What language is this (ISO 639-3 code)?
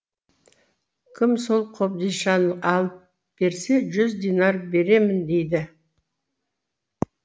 kaz